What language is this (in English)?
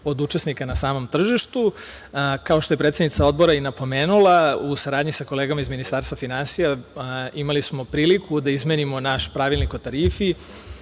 Serbian